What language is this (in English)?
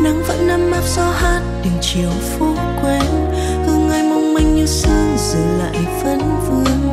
Vietnamese